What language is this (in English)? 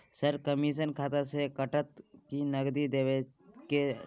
Maithili